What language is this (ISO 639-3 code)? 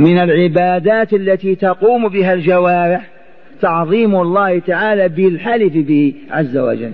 ara